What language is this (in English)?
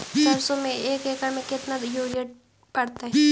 Magahi